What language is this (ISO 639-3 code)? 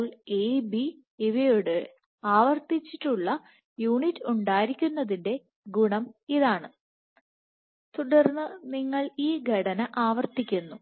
mal